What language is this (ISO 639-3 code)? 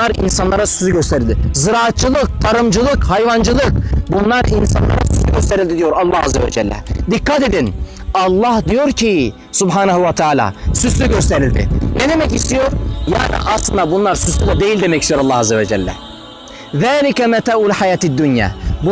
tur